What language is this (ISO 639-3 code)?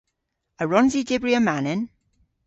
cor